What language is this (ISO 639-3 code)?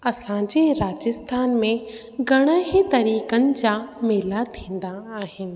snd